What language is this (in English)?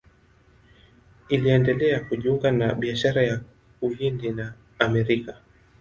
Swahili